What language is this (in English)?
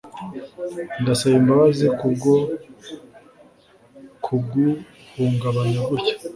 Kinyarwanda